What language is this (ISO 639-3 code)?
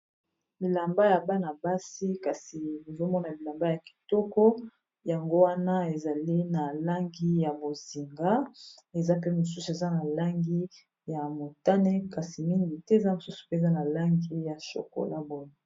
lin